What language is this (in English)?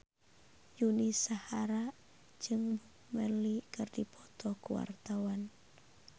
Sundanese